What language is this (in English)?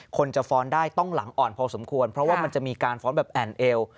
Thai